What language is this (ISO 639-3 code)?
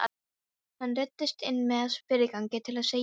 isl